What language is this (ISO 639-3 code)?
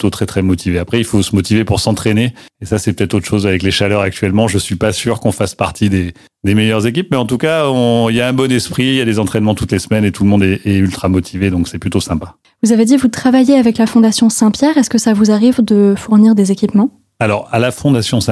fra